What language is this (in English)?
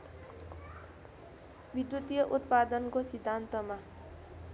Nepali